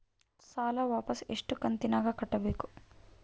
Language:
Kannada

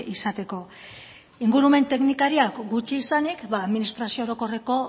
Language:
Basque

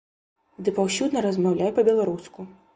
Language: Belarusian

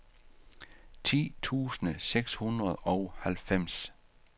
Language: Danish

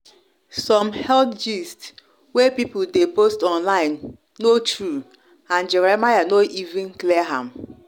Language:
Nigerian Pidgin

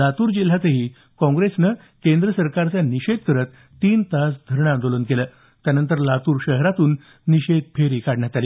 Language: Marathi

